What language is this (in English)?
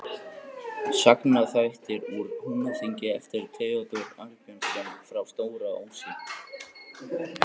Icelandic